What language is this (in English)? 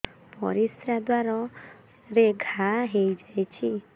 Odia